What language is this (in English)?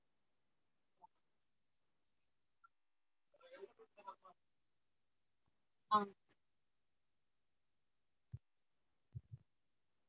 Tamil